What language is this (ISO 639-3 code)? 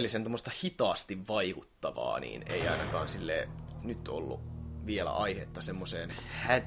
fin